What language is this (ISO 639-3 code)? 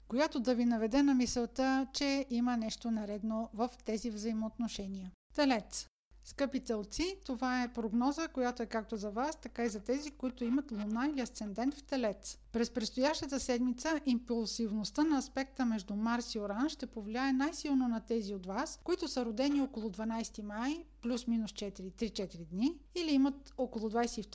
bul